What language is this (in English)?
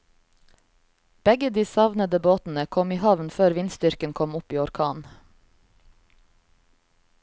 Norwegian